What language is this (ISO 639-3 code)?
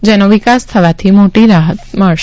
guj